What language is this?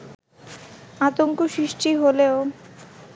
Bangla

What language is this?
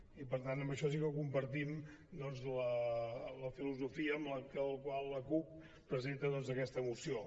Catalan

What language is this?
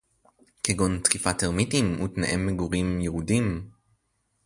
Hebrew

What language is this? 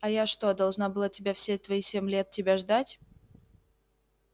Russian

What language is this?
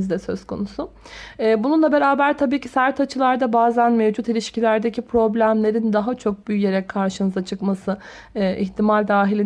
Turkish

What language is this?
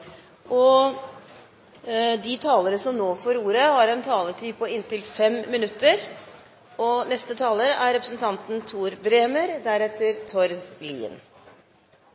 Norwegian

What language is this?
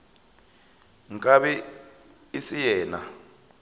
Northern Sotho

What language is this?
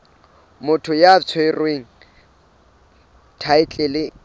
Southern Sotho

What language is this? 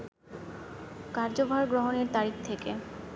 Bangla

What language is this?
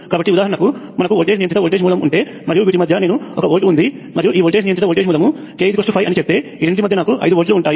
Telugu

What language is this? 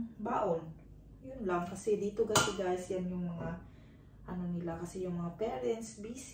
Filipino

